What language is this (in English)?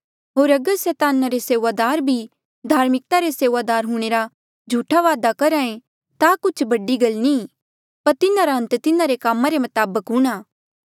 Mandeali